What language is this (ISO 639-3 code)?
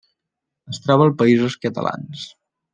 cat